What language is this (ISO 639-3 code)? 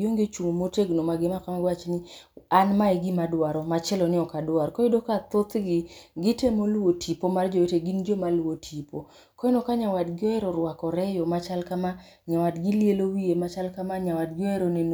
luo